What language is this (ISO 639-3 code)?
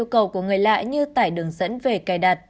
vie